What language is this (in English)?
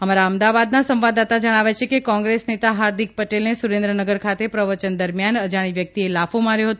Gujarati